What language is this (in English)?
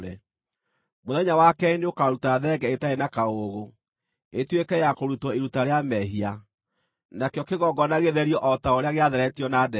Kikuyu